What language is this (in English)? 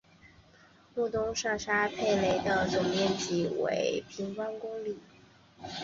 Chinese